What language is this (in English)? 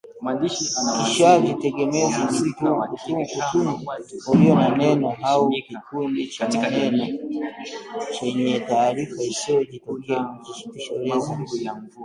Swahili